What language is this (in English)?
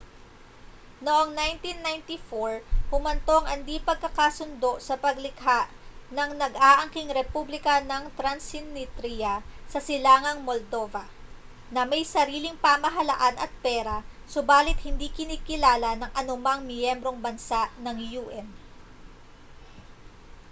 Filipino